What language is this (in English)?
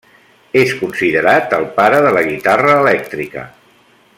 Catalan